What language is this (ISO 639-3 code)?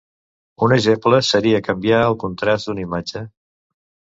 cat